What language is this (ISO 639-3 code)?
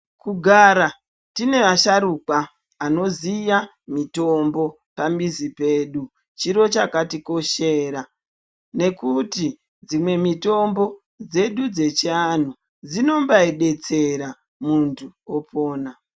ndc